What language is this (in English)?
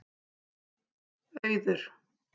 Icelandic